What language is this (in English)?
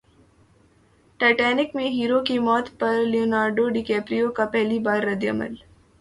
Urdu